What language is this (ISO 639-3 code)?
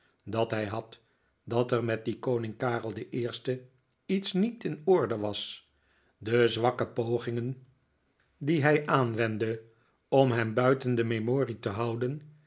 nld